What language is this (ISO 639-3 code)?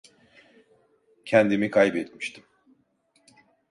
tur